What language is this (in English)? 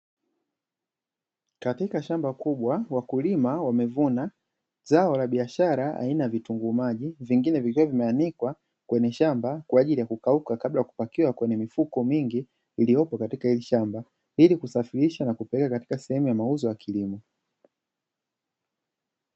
Swahili